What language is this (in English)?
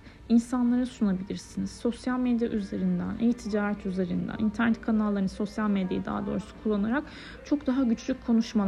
Turkish